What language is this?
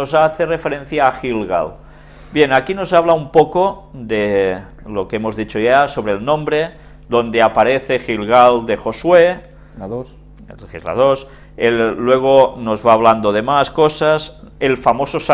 Spanish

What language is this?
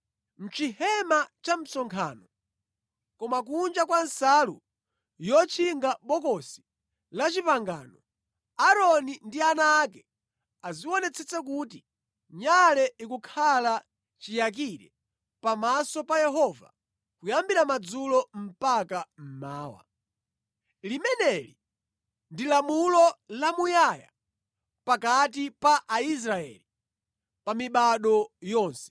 Nyanja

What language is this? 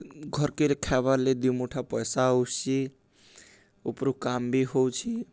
Odia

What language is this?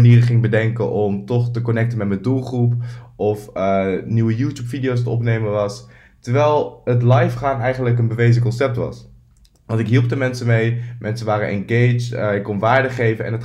Dutch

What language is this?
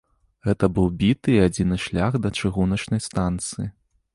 Belarusian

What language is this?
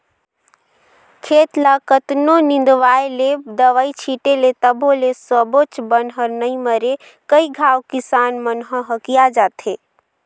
Chhattisgarhi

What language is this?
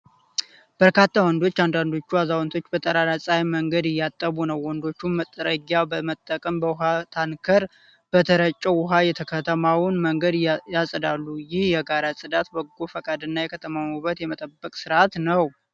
Amharic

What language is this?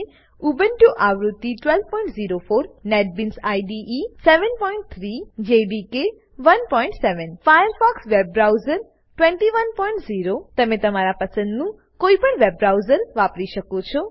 Gujarati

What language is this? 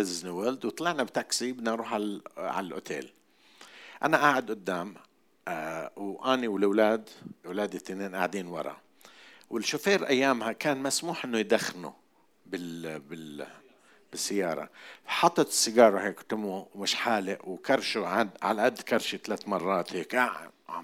Arabic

